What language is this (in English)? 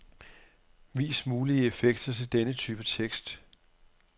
Danish